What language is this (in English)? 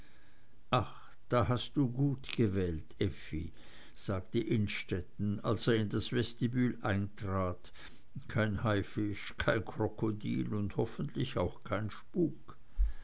German